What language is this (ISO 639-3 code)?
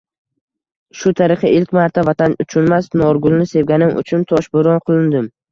uzb